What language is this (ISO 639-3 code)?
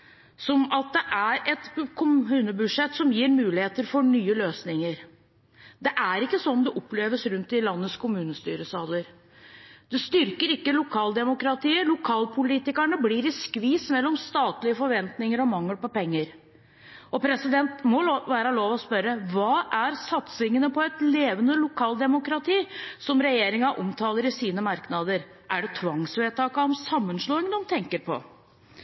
nob